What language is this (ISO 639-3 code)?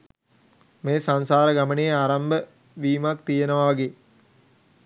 sin